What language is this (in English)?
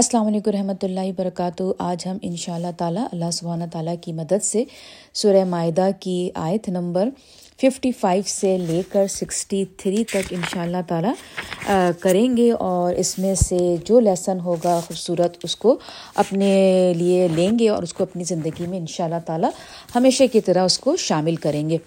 Urdu